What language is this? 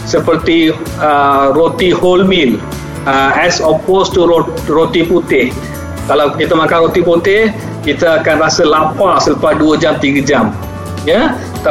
Malay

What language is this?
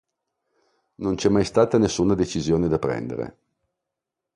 Italian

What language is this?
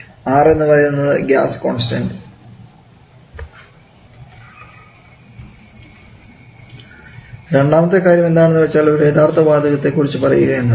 Malayalam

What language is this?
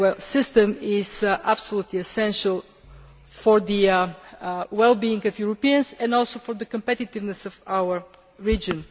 English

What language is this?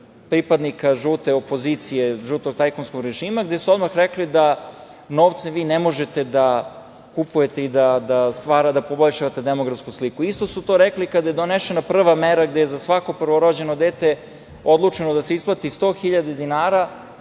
Serbian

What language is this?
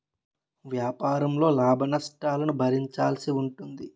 Telugu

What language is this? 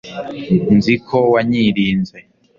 Kinyarwanda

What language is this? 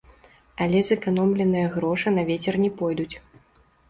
Belarusian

